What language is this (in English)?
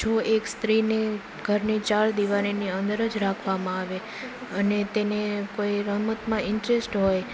Gujarati